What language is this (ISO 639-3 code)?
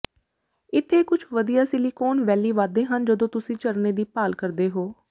pan